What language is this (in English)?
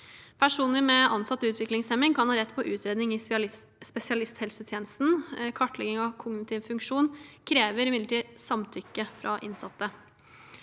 Norwegian